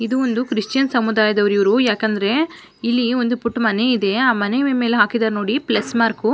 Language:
Kannada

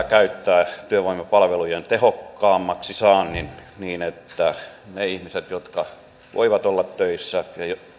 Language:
Finnish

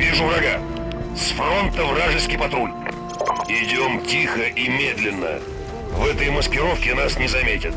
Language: Russian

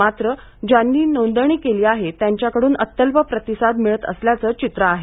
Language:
Marathi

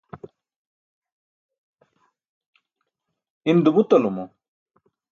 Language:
Burushaski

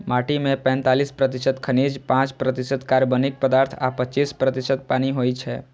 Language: Maithili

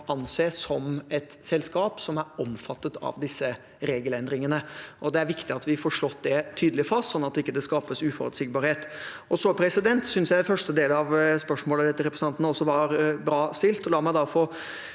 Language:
Norwegian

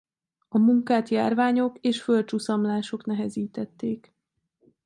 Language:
Hungarian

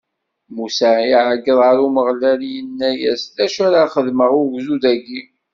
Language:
Kabyle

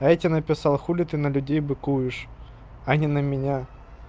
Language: Russian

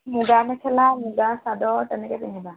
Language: Assamese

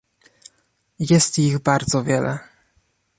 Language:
Polish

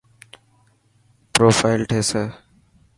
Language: Dhatki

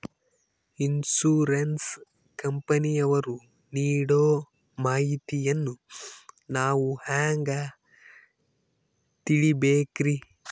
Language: Kannada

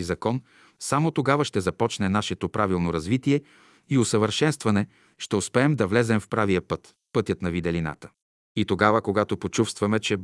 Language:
Bulgarian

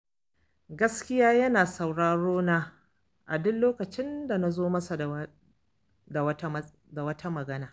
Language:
Hausa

